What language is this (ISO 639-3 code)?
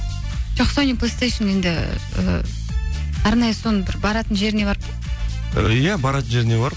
kaz